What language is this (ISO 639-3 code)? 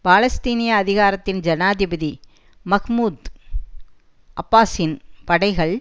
tam